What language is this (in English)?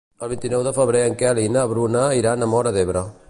Catalan